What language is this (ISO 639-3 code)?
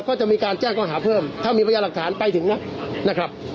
tha